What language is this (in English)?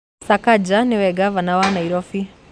Kikuyu